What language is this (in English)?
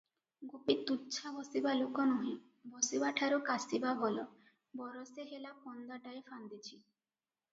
Odia